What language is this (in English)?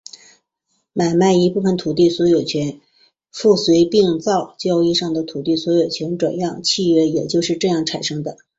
Chinese